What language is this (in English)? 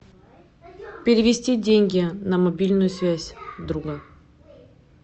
Russian